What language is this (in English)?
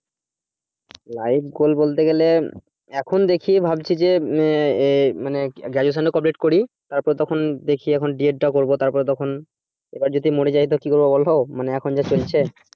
Bangla